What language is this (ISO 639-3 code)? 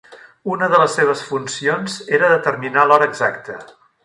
cat